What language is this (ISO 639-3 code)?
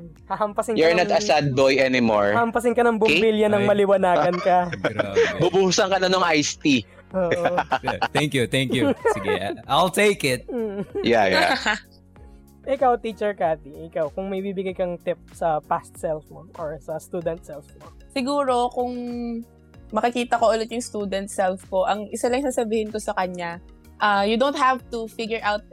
fil